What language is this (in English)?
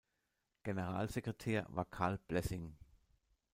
German